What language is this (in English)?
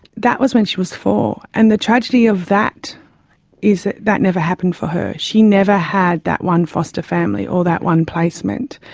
English